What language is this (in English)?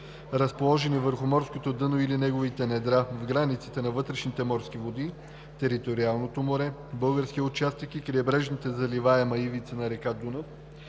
Bulgarian